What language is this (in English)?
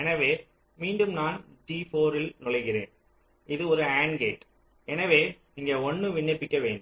Tamil